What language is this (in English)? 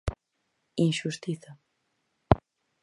Galician